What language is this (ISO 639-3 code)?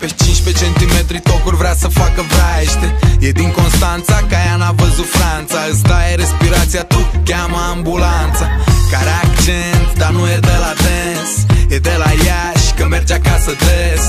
ron